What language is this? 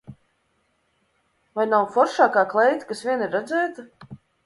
Latvian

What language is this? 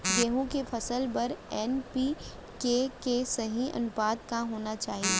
Chhattisgarhi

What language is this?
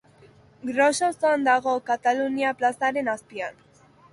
Basque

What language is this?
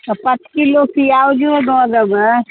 Maithili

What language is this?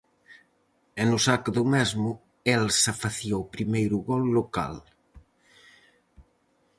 Galician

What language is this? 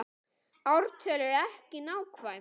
Icelandic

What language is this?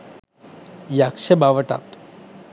Sinhala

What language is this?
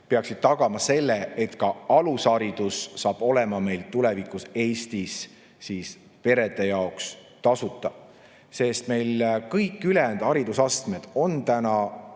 Estonian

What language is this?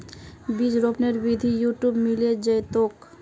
Magahi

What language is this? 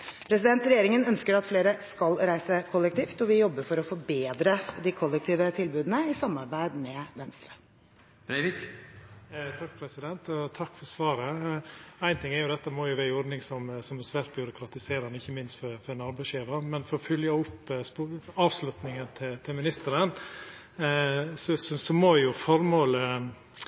Norwegian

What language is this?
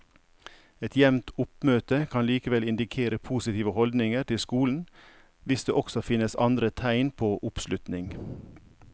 Norwegian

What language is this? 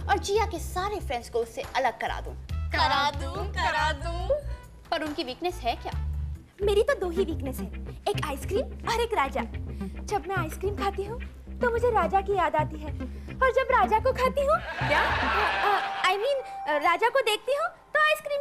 Hindi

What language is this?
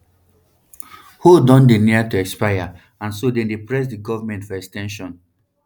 Nigerian Pidgin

